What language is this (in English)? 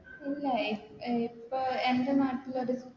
Malayalam